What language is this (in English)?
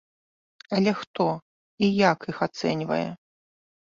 Belarusian